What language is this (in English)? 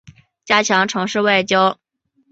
Chinese